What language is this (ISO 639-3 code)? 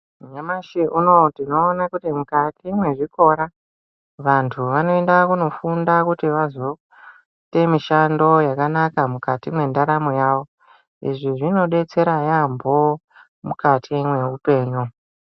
ndc